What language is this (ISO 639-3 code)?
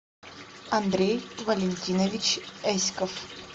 rus